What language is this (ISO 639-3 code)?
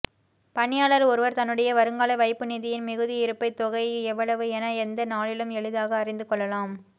tam